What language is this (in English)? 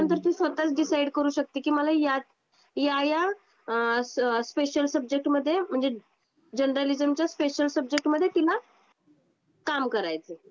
Marathi